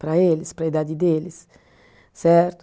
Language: Portuguese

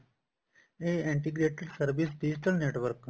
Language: Punjabi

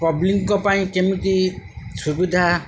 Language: Odia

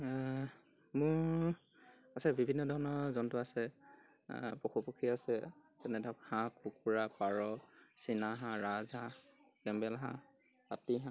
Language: Assamese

